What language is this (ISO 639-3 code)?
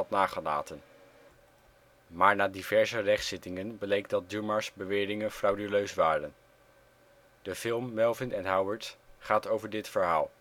nld